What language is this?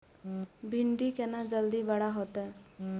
Maithili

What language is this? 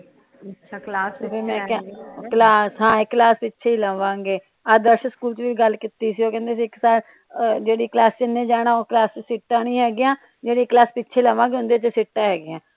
Punjabi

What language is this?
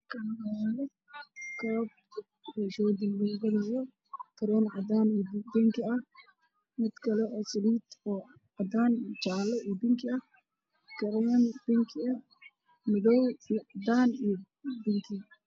Somali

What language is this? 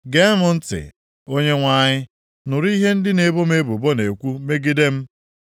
Igbo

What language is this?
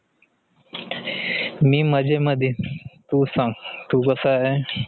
Marathi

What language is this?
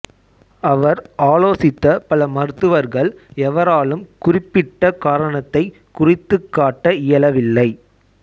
Tamil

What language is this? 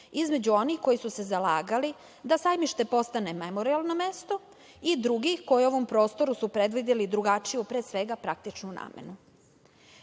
Serbian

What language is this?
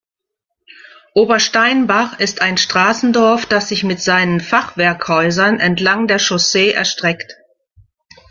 German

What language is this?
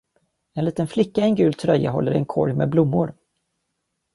Swedish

